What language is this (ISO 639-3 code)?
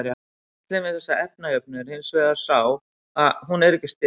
isl